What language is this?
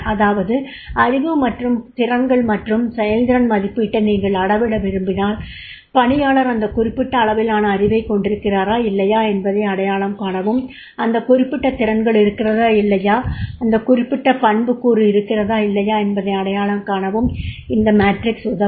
Tamil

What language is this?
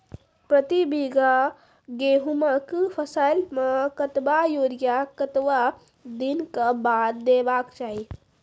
Maithili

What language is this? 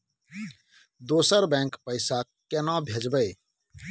Maithili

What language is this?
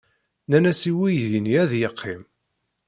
Kabyle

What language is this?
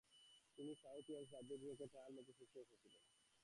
Bangla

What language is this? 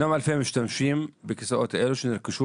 Hebrew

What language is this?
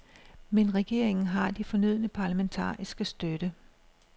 Danish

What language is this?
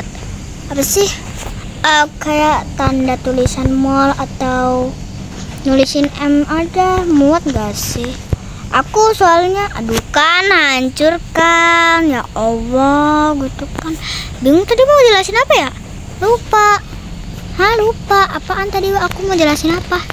Indonesian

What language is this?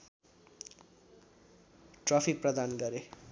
Nepali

